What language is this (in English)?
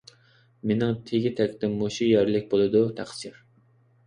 Uyghur